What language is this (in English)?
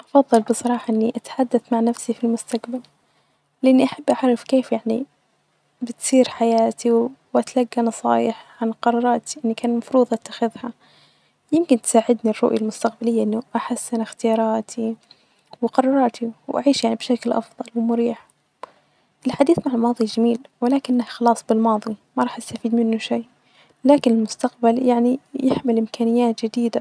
Najdi Arabic